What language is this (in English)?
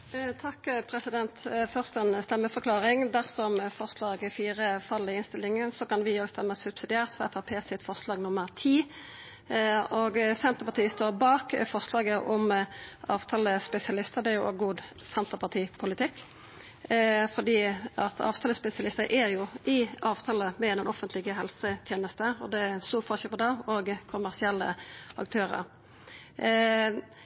Norwegian Nynorsk